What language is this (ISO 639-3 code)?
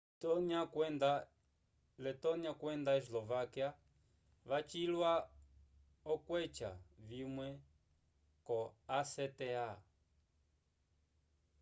umb